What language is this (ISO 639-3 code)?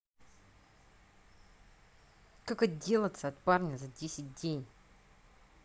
rus